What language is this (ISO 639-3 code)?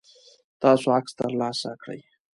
pus